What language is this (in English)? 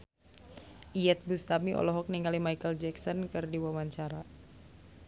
Sundanese